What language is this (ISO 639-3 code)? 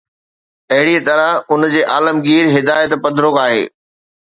snd